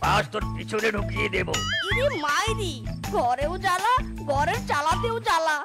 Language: Hindi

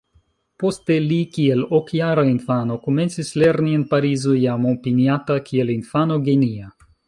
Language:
Esperanto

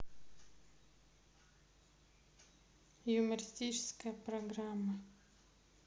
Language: Russian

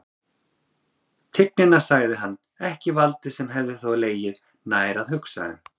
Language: Icelandic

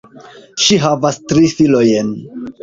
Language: Esperanto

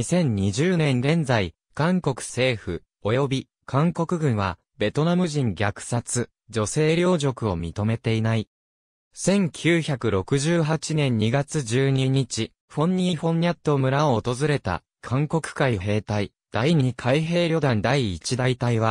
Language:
Japanese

